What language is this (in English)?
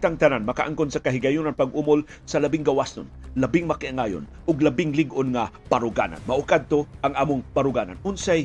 Filipino